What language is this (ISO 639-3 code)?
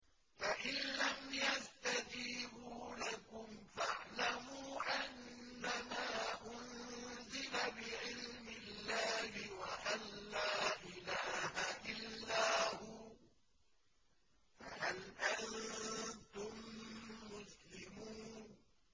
ara